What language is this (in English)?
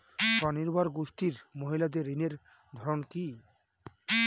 Bangla